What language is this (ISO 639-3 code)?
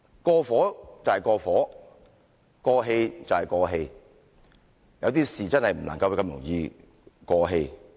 yue